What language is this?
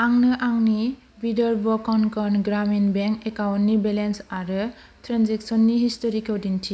Bodo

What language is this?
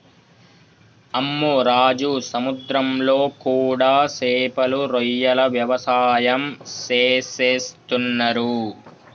Telugu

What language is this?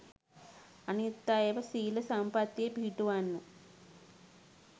Sinhala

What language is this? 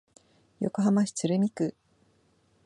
Japanese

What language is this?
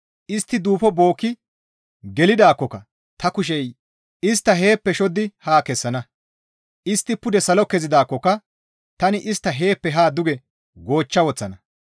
Gamo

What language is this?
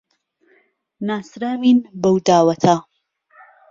Central Kurdish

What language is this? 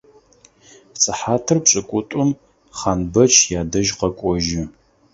Adyghe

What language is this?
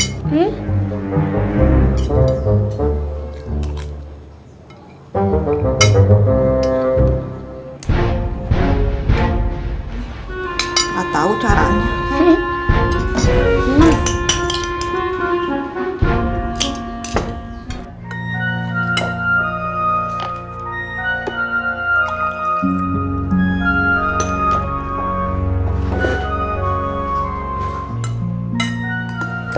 Indonesian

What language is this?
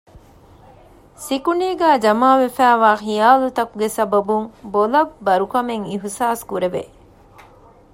Divehi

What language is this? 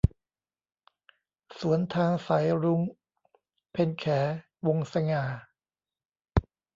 Thai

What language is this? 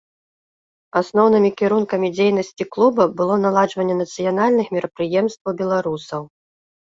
Belarusian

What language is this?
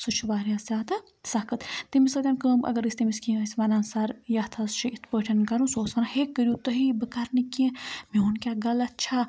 Kashmiri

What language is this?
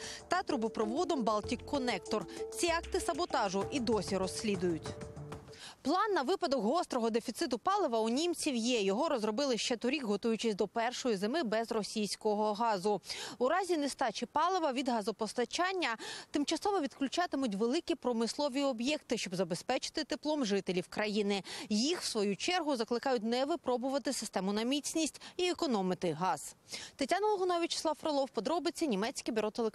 Ukrainian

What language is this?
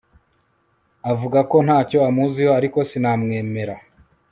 Kinyarwanda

